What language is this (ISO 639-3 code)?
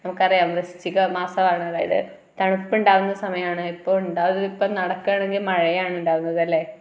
mal